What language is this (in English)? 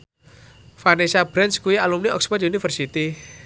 Javanese